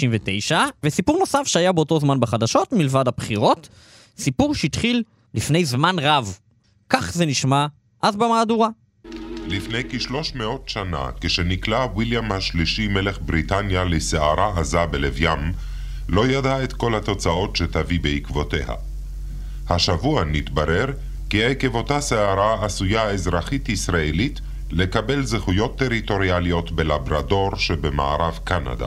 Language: Hebrew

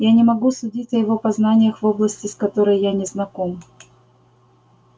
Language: Russian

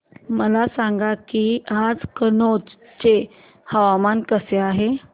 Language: Marathi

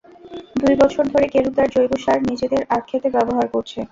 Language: Bangla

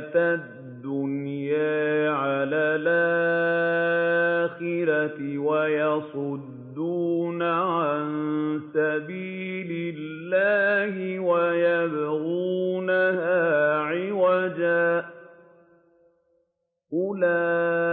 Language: Arabic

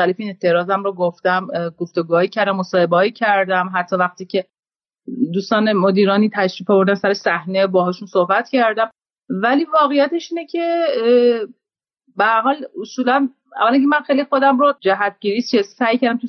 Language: Persian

